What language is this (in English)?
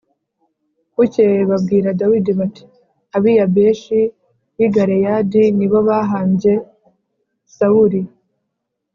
Kinyarwanda